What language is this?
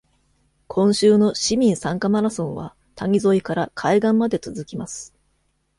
Japanese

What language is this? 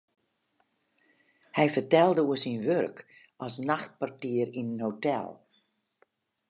Western Frisian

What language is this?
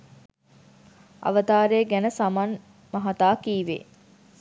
Sinhala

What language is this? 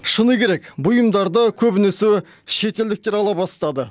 Kazakh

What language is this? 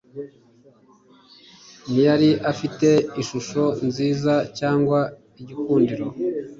Kinyarwanda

